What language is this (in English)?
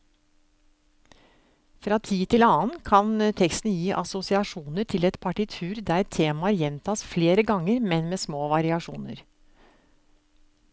Norwegian